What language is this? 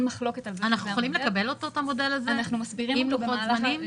Hebrew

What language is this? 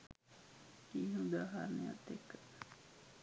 Sinhala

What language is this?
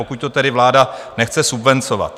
Czech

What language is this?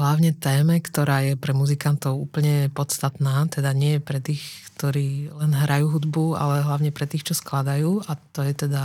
Slovak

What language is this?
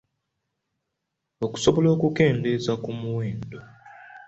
Ganda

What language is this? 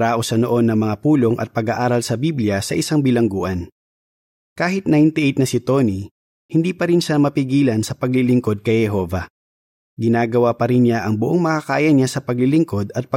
Filipino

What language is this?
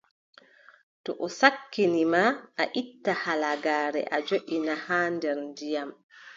Adamawa Fulfulde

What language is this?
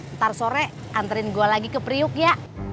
Indonesian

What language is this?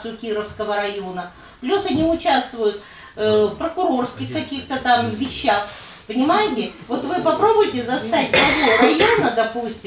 Russian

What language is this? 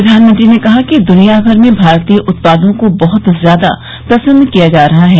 Hindi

